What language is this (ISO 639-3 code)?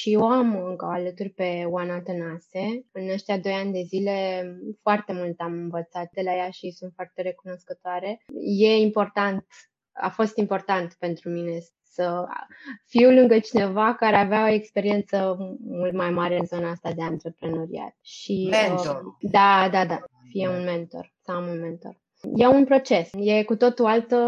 ron